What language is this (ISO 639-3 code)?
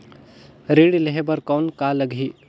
hne